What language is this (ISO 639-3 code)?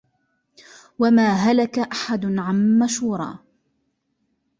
ara